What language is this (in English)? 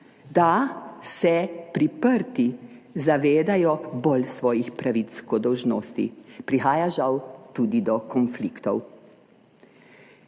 Slovenian